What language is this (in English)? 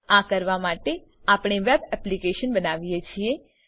Gujarati